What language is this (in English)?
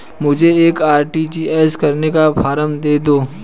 Hindi